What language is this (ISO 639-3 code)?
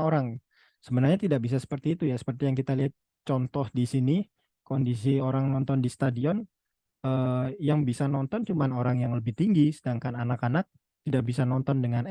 ind